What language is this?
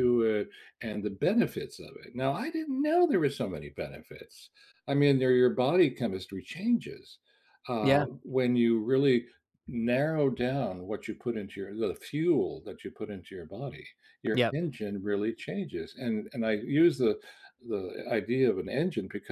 English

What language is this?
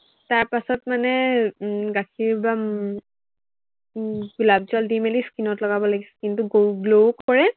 Assamese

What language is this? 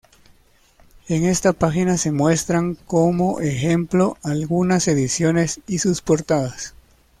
Spanish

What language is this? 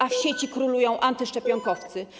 Polish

